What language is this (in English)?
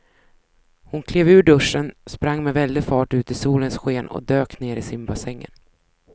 Swedish